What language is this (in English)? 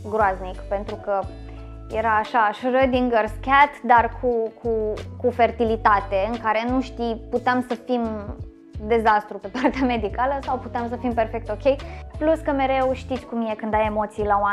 Romanian